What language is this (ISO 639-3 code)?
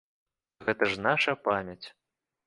bel